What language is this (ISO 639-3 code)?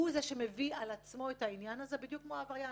heb